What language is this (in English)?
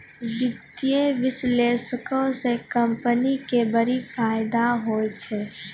Maithili